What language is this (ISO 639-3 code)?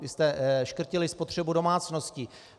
ces